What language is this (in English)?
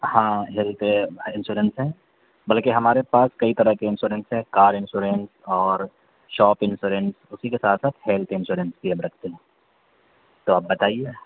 Urdu